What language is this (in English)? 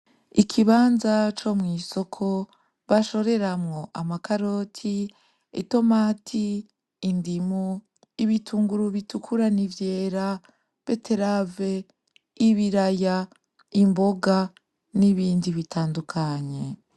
Rundi